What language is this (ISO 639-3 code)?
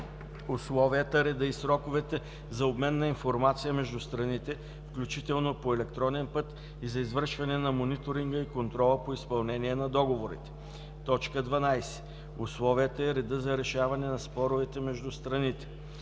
bul